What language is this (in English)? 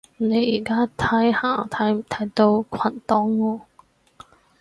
Cantonese